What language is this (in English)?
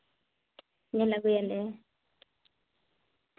Santali